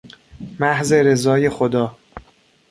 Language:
Persian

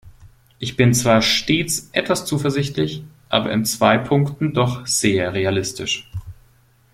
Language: German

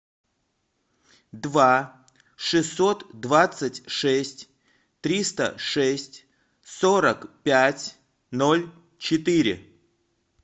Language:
Russian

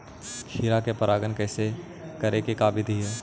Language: Magahi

